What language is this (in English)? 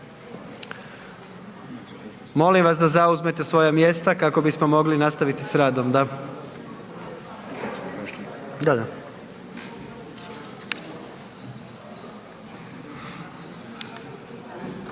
Croatian